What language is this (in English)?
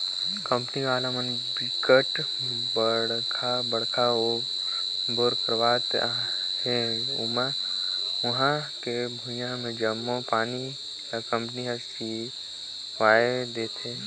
Chhattisgarhi